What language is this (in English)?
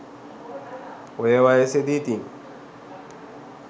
Sinhala